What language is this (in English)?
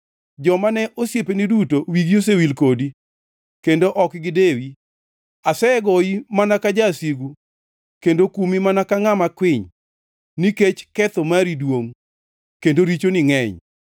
Luo (Kenya and Tanzania)